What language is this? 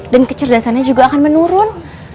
Indonesian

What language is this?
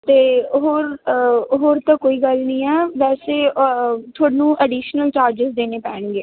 Punjabi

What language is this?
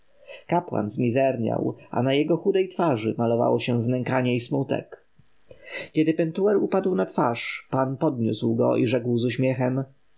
Polish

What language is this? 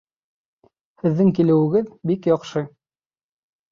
Bashkir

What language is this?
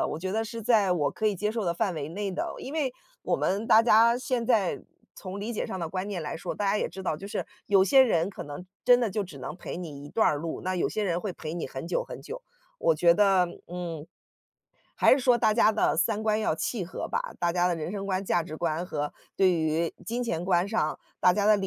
Chinese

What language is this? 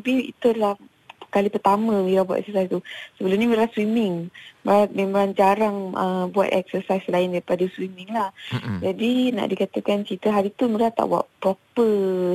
Malay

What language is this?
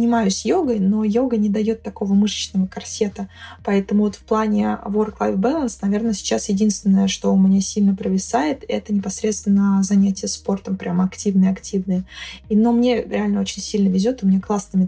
Russian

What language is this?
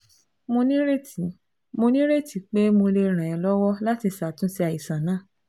Yoruba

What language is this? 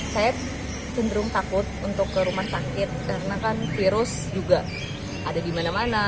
Indonesian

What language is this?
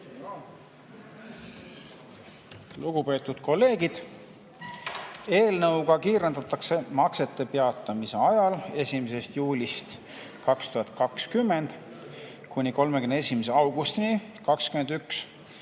Estonian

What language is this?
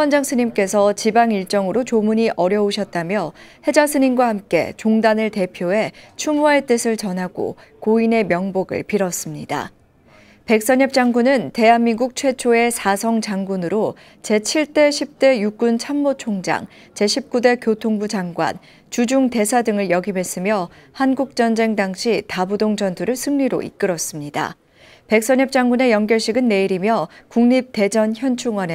Korean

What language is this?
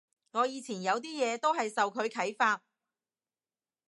Cantonese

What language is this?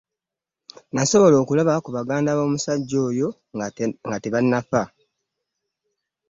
Ganda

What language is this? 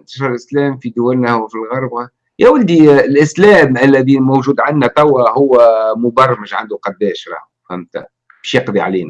Arabic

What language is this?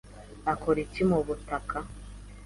Kinyarwanda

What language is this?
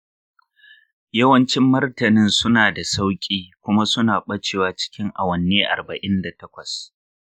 Hausa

